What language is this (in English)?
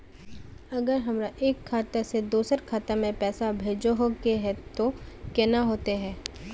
Magahi